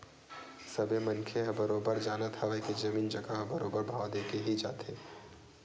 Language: Chhattisgarhi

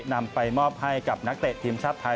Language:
Thai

